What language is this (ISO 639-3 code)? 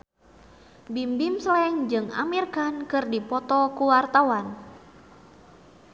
sun